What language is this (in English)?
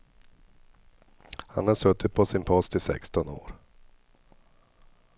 Swedish